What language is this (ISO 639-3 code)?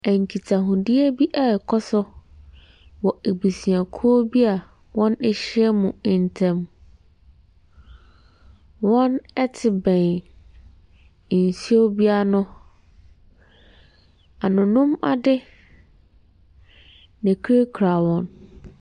aka